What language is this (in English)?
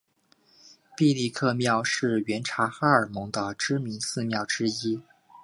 Chinese